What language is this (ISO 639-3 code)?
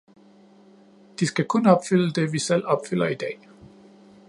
dan